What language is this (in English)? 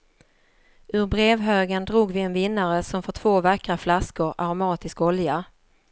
Swedish